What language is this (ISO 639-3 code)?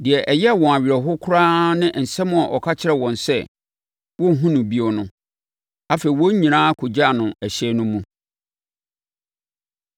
aka